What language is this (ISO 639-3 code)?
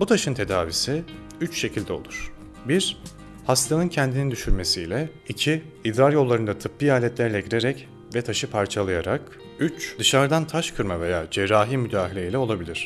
tur